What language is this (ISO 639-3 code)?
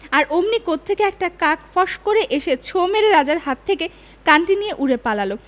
ben